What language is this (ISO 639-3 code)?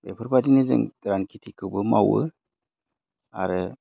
brx